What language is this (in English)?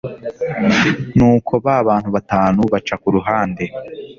Kinyarwanda